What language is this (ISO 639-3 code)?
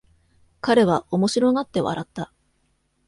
jpn